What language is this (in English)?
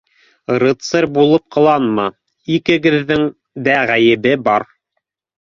Bashkir